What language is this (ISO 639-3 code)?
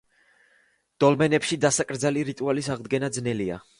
kat